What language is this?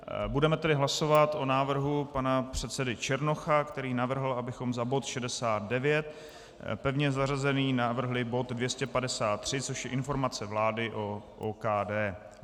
Czech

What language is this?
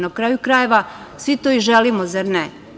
Serbian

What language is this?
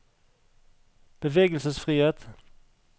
Norwegian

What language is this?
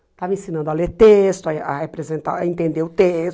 Portuguese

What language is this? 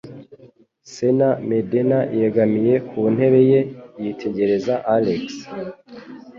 Kinyarwanda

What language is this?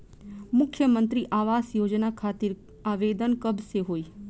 Bhojpuri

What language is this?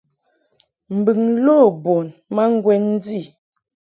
Mungaka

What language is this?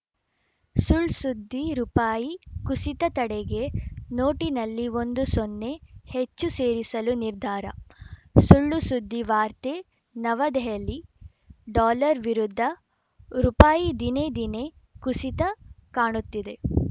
Kannada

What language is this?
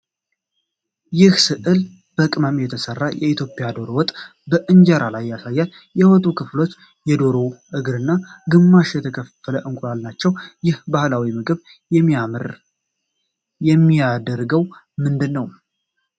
Amharic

